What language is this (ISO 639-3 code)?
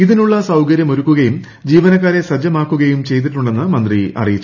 mal